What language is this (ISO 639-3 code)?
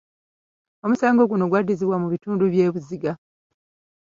lug